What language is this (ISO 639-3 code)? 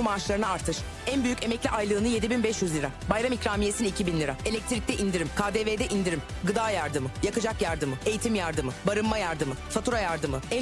tur